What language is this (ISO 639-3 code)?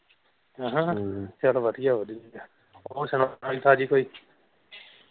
pan